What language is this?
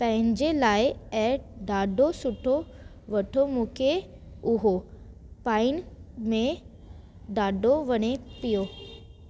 Sindhi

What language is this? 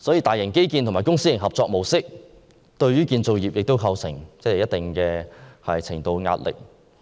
Cantonese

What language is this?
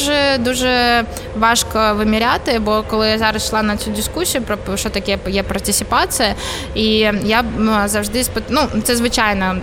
Ukrainian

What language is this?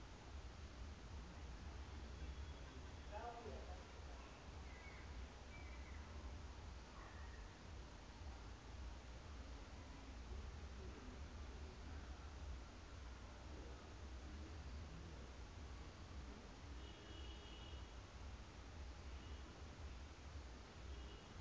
Southern Sotho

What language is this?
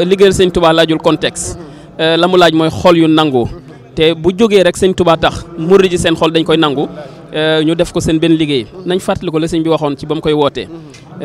Arabic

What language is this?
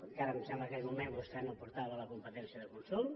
Catalan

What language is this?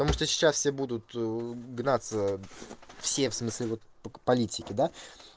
Russian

